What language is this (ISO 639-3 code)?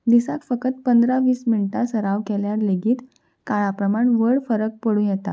kok